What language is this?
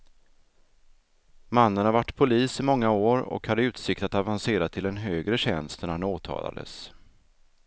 Swedish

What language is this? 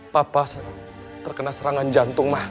Indonesian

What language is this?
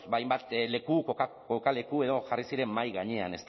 Basque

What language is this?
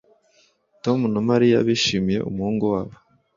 Kinyarwanda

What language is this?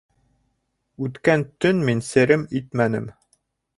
Bashkir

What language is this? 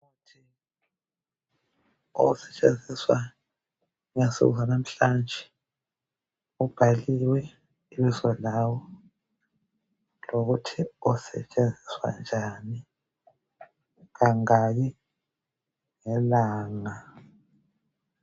North Ndebele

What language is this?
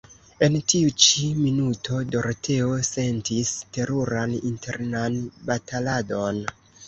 Esperanto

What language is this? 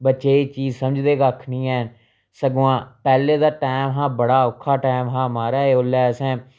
Dogri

